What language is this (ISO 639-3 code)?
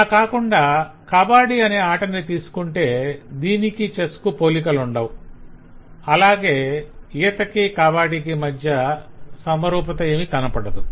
tel